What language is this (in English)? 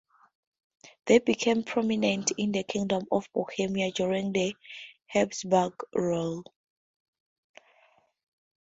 English